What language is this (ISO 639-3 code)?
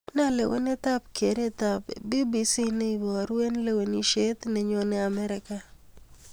kln